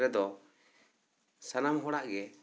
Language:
Santali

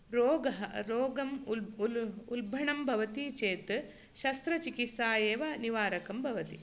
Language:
Sanskrit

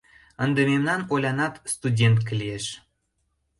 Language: Mari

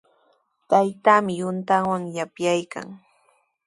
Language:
Sihuas Ancash Quechua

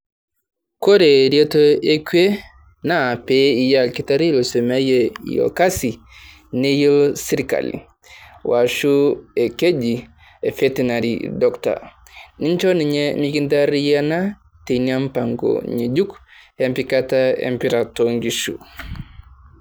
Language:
Masai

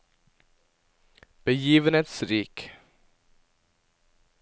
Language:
Norwegian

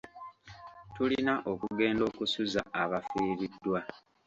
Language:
Ganda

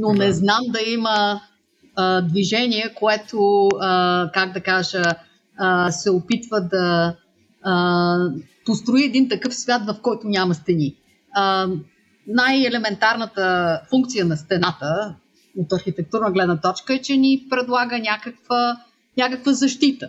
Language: Bulgarian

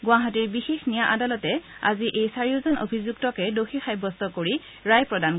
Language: Assamese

